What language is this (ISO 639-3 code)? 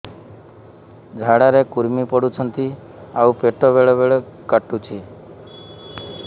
ori